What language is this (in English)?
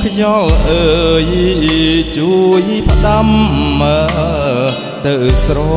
Thai